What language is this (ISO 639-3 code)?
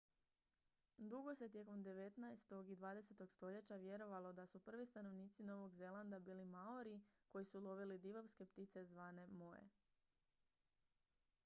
hrv